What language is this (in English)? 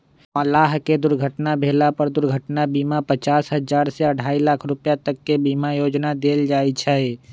Magahi